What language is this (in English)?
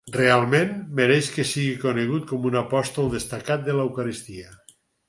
Catalan